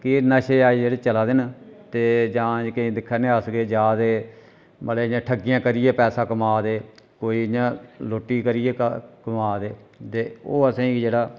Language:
Dogri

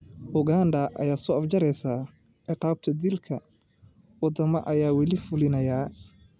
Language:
Somali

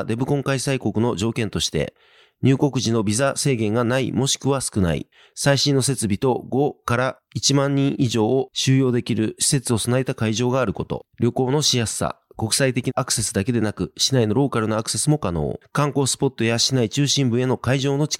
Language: Japanese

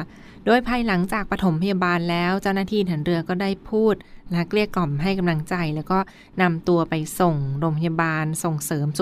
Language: Thai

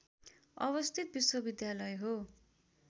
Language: Nepali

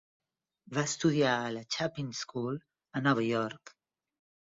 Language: Catalan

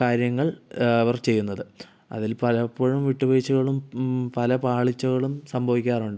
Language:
Malayalam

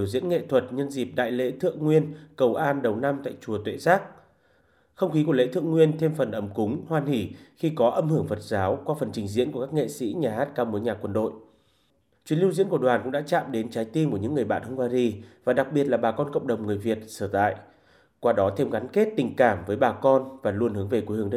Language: Vietnamese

